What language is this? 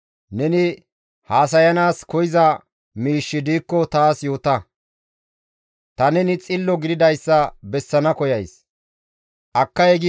Gamo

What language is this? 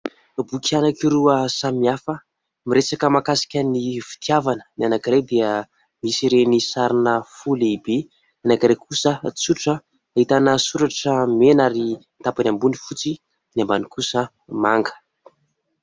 Malagasy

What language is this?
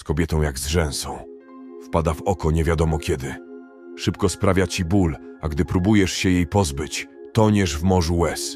Polish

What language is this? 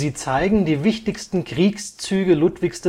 German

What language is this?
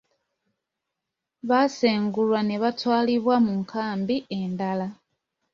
Ganda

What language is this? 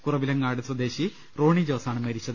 Malayalam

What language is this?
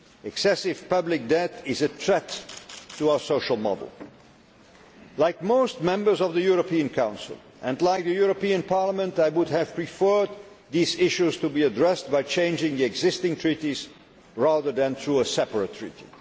English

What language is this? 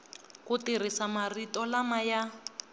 Tsonga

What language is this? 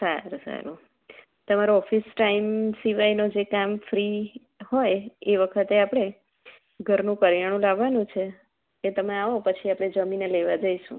Gujarati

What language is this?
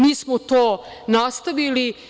Serbian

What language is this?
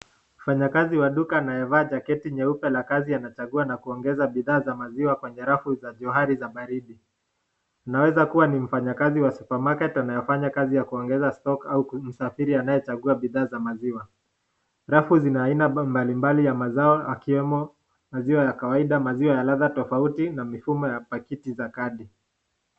Swahili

